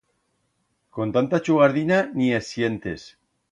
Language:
Aragonese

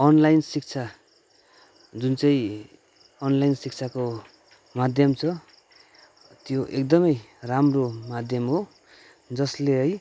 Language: Nepali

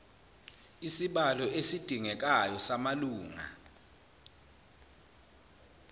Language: Zulu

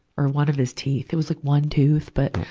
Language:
English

